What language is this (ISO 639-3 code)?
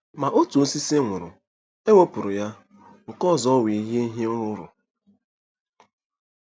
ibo